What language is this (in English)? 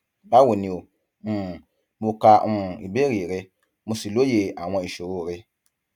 Yoruba